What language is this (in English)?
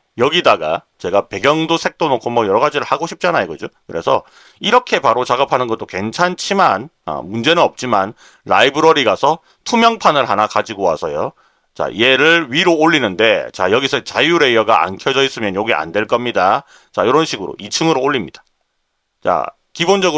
Korean